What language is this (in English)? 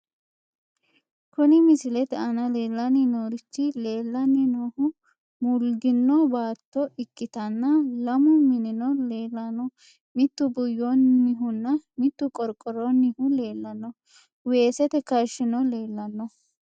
Sidamo